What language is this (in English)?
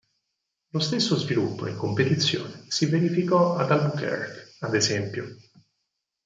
Italian